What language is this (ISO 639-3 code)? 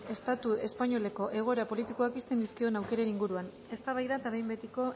eus